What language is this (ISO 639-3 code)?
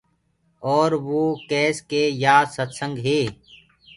ggg